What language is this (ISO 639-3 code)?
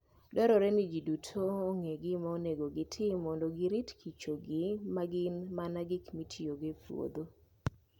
luo